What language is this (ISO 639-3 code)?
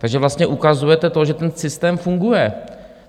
ces